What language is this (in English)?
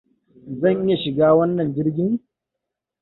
Hausa